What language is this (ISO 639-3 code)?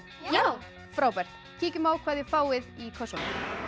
isl